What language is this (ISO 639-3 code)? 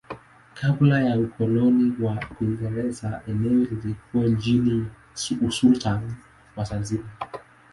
swa